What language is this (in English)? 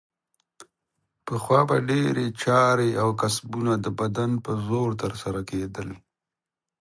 Pashto